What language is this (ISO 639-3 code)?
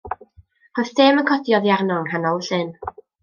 cym